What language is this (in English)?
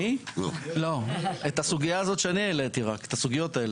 Hebrew